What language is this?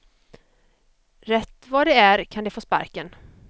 Swedish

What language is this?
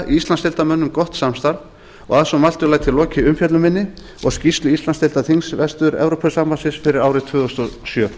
Icelandic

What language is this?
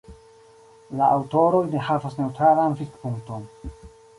Esperanto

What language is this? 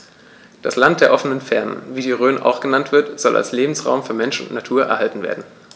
German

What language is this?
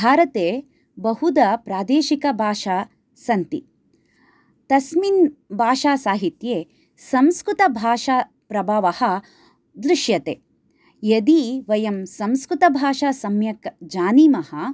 Sanskrit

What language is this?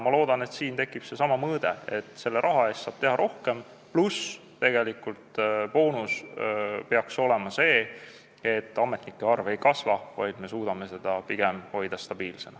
Estonian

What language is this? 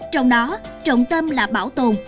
Vietnamese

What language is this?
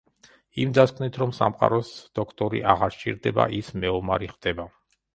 Georgian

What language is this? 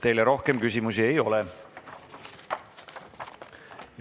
Estonian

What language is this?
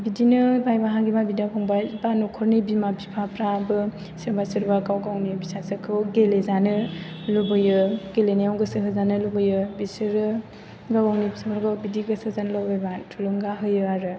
Bodo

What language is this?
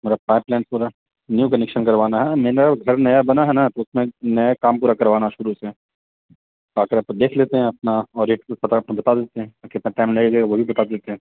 Urdu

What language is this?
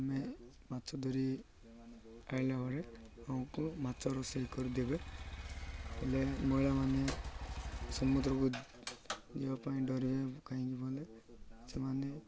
Odia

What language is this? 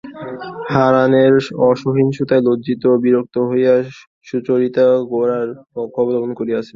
Bangla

